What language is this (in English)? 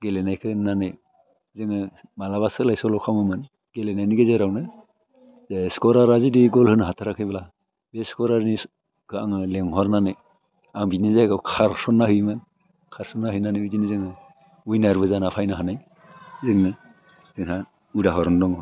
Bodo